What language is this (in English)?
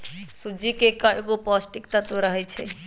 Magahi